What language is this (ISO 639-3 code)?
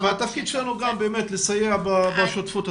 heb